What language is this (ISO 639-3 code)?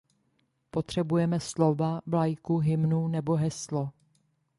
ces